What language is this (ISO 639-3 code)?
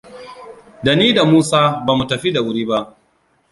hau